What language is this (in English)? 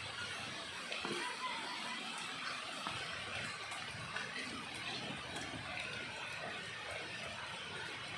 Indonesian